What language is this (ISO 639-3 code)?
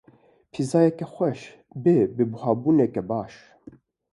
kur